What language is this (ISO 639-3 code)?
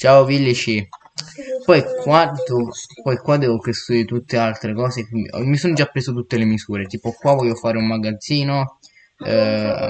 ita